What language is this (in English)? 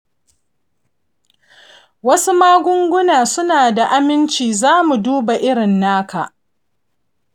Hausa